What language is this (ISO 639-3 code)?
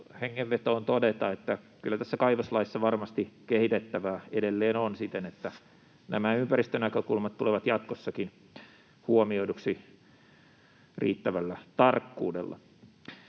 fin